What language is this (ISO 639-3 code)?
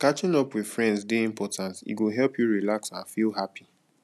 pcm